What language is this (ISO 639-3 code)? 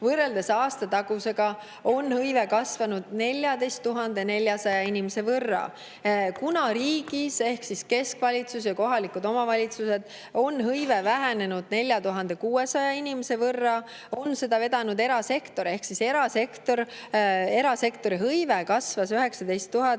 est